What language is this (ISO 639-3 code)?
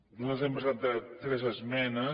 cat